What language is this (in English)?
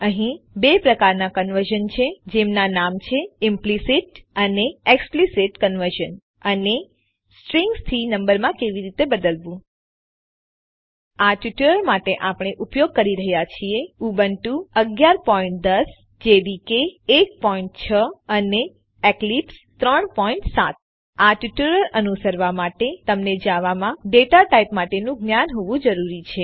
Gujarati